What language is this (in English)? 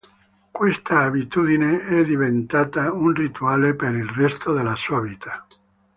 Italian